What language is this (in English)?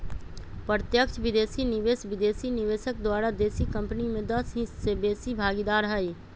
Magahi